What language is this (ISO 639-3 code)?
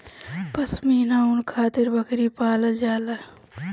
bho